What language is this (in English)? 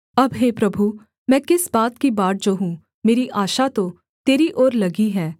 Hindi